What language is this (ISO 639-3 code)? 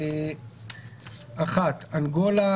heb